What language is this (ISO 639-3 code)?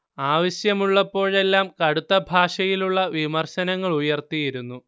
mal